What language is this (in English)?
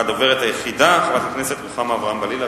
Hebrew